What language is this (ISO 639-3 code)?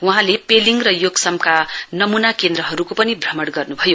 nep